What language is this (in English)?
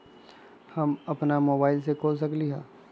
Magahi